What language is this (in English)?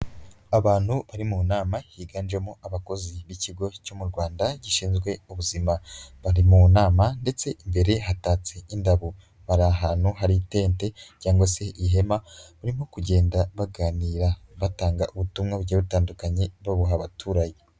Kinyarwanda